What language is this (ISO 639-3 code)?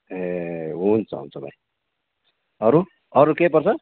nep